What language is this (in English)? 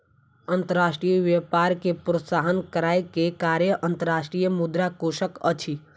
Maithili